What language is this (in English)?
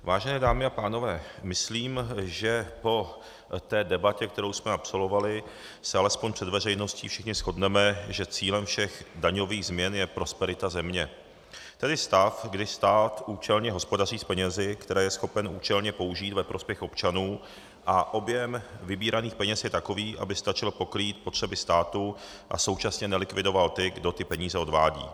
Czech